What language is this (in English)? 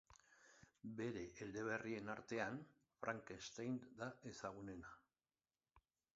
Basque